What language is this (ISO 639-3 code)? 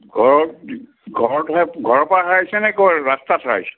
asm